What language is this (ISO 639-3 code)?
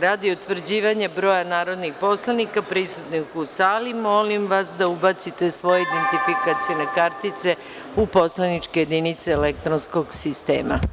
srp